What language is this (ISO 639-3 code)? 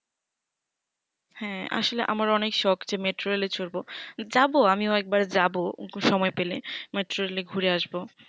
ben